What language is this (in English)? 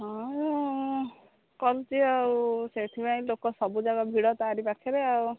Odia